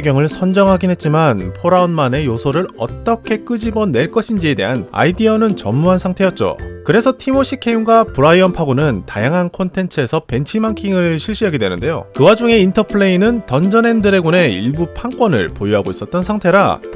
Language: Korean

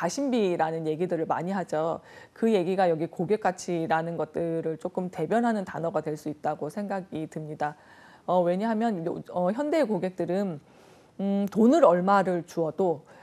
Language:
Korean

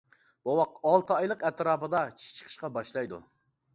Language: Uyghur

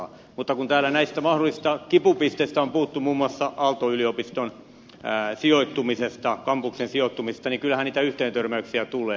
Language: Finnish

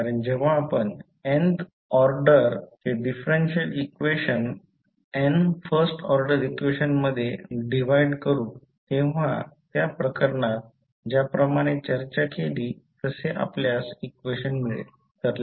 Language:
Marathi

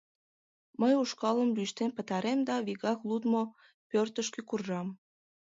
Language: Mari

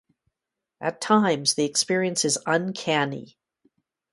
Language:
English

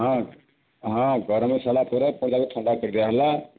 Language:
Odia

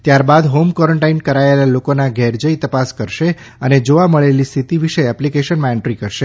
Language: Gujarati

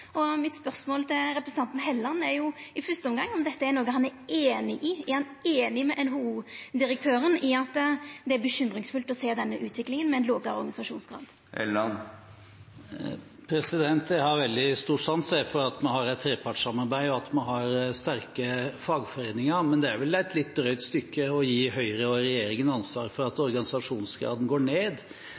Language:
Norwegian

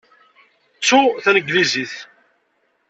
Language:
Kabyle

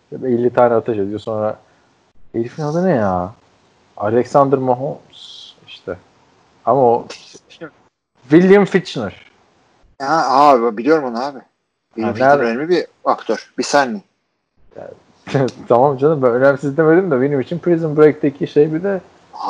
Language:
Turkish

